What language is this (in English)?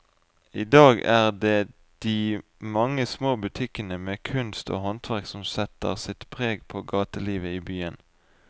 Norwegian